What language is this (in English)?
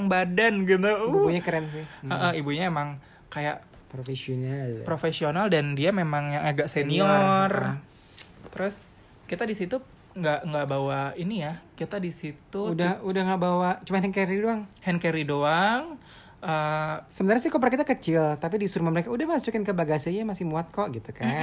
Indonesian